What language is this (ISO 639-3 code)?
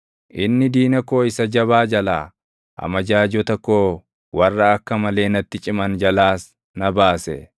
orm